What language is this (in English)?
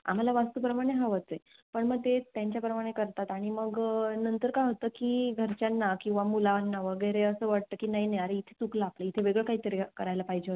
Marathi